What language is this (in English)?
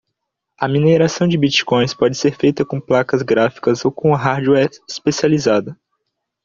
Portuguese